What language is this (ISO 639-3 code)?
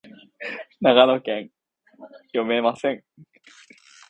jpn